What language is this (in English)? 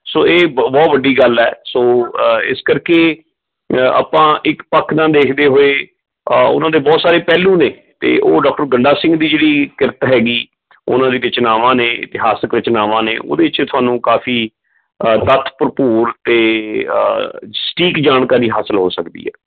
Punjabi